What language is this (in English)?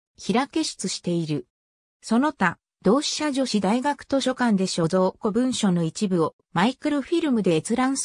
Japanese